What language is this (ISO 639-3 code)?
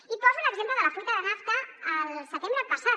cat